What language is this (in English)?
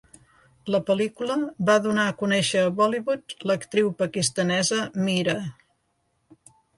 Catalan